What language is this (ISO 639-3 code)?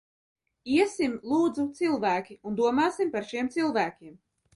lav